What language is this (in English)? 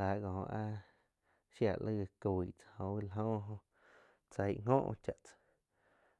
Quiotepec Chinantec